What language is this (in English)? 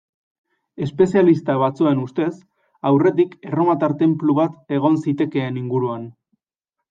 Basque